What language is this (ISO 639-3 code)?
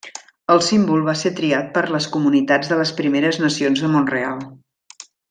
cat